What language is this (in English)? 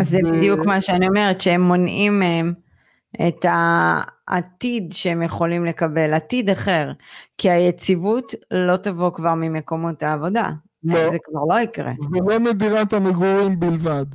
Hebrew